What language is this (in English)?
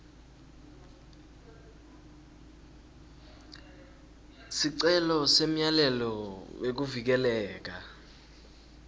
Swati